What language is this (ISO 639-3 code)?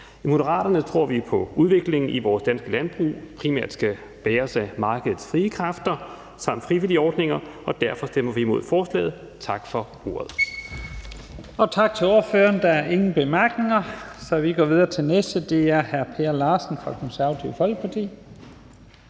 dan